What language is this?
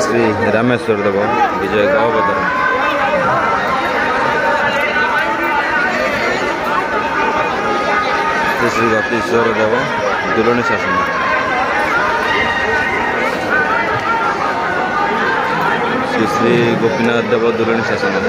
Romanian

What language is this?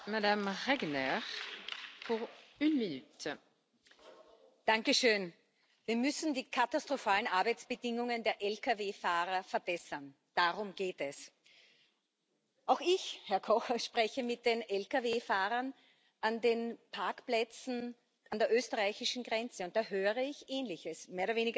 German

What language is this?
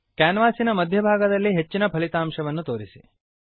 Kannada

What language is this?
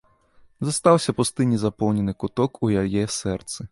Belarusian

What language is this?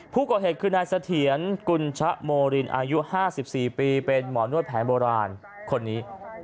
Thai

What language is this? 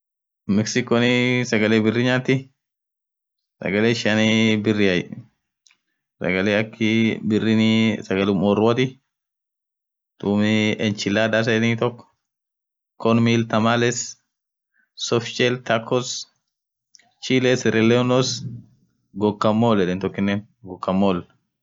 Orma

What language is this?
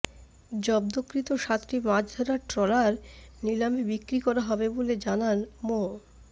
Bangla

